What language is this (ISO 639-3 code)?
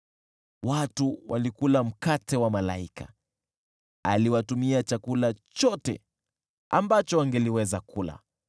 swa